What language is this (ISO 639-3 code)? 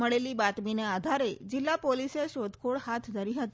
guj